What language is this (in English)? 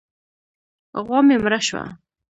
Pashto